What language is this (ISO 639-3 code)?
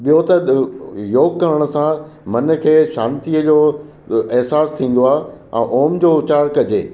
snd